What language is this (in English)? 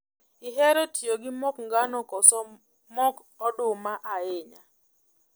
Luo (Kenya and Tanzania)